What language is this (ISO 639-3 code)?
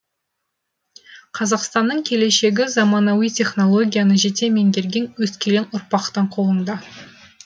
kaz